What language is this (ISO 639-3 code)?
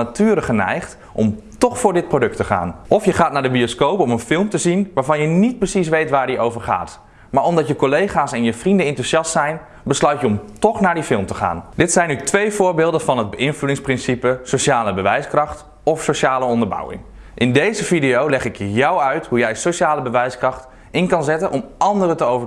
nld